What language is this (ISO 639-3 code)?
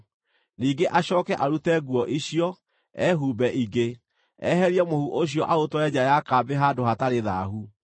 kik